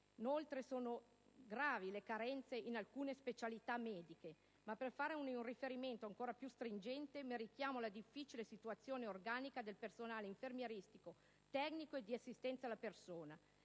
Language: Italian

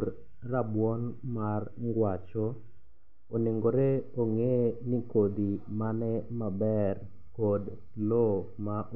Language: Luo (Kenya and Tanzania)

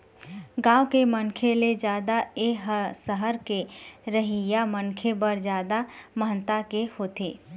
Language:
Chhattisgarhi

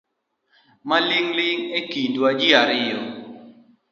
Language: Luo (Kenya and Tanzania)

